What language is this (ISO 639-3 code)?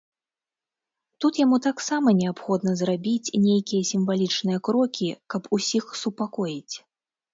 bel